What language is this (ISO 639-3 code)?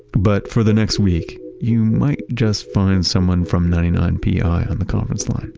eng